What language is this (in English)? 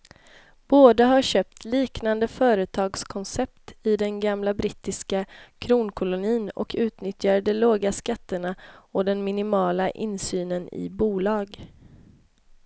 Swedish